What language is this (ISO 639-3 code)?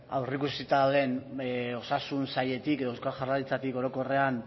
eus